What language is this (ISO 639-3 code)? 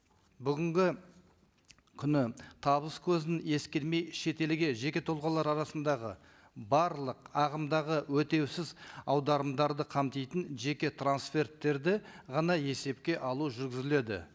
kaz